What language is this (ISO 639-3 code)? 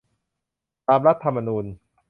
tha